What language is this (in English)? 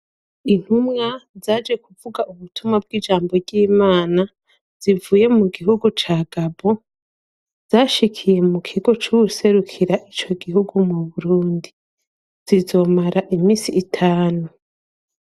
Rundi